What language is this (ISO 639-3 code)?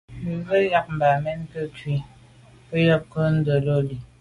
byv